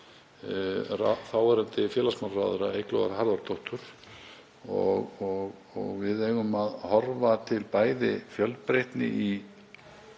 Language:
Icelandic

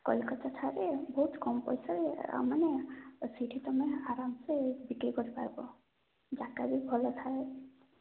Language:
Odia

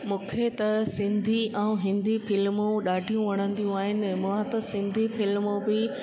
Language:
Sindhi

